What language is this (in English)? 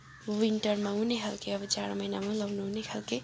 Nepali